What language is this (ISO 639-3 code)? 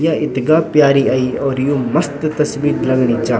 gbm